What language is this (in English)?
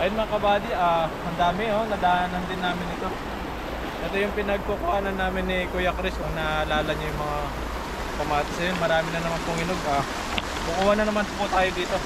Filipino